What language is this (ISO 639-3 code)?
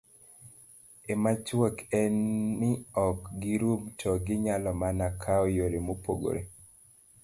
luo